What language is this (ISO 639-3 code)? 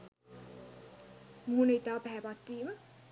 sin